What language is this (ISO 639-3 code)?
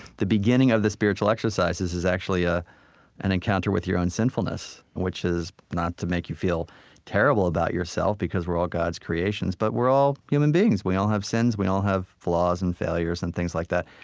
eng